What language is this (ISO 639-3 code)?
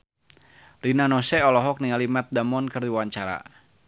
sun